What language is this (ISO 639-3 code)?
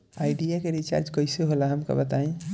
bho